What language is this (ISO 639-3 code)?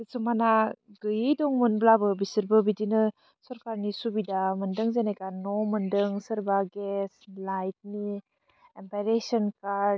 brx